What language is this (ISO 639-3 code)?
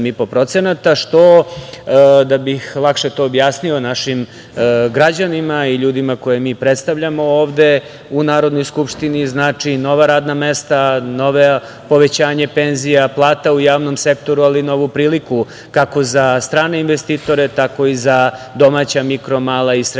srp